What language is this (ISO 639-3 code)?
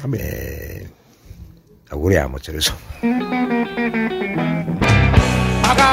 ita